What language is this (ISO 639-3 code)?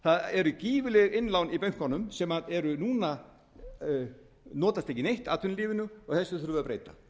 isl